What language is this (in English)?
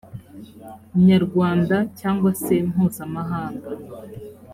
Kinyarwanda